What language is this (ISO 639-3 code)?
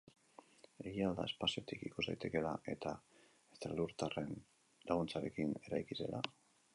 eus